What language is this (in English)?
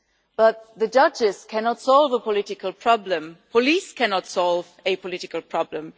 English